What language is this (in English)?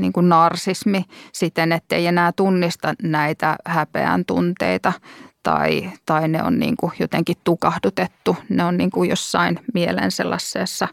Finnish